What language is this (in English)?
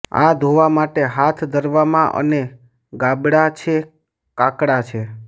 Gujarati